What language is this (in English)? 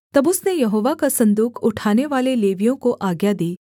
Hindi